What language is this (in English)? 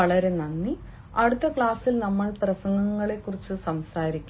Malayalam